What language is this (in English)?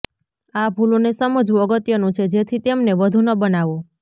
Gujarati